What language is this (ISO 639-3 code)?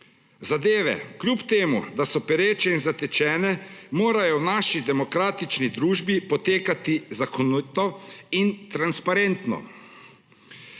slv